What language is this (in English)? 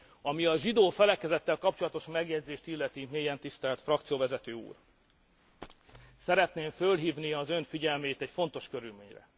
Hungarian